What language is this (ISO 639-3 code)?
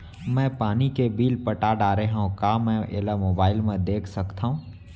hne